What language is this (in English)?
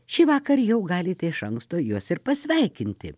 Lithuanian